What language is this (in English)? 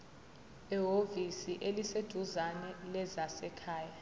Zulu